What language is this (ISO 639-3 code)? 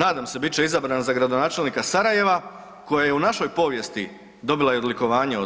hrv